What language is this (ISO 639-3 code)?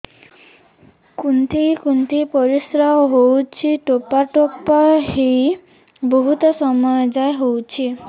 ori